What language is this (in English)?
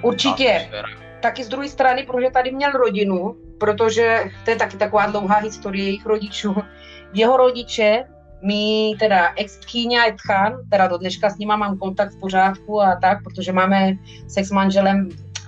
Czech